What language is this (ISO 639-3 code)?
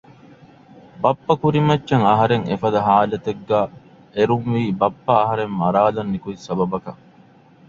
div